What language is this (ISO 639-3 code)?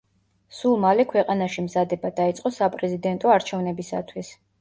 kat